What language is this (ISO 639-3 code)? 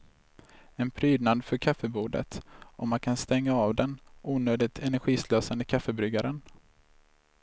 swe